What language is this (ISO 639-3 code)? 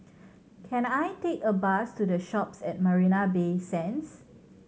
eng